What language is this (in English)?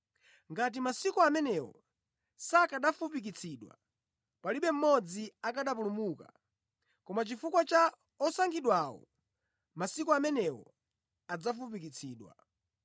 Nyanja